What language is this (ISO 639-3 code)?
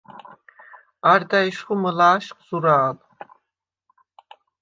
sva